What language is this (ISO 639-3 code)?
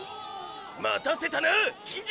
jpn